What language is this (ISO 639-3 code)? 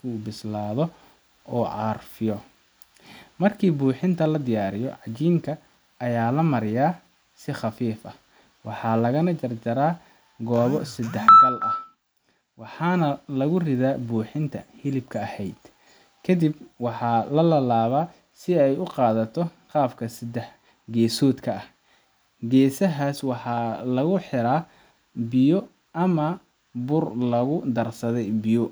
som